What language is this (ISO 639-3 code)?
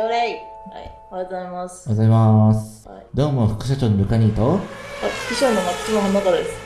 jpn